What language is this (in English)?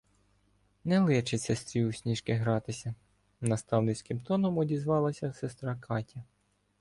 Ukrainian